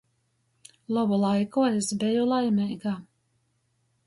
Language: Latgalian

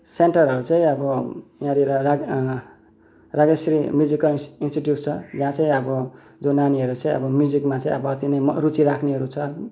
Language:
Nepali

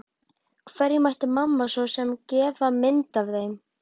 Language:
Icelandic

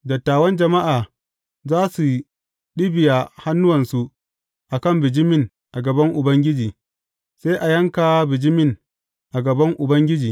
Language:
Hausa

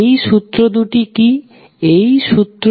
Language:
Bangla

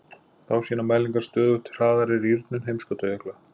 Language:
Icelandic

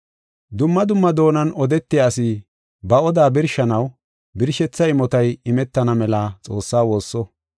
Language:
Gofa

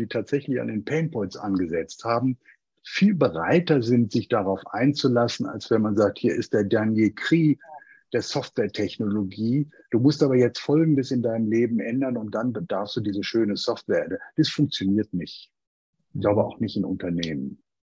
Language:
German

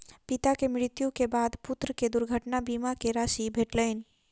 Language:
Maithili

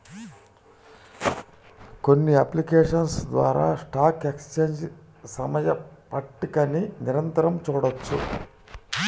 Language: Telugu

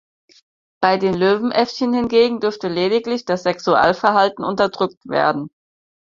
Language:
German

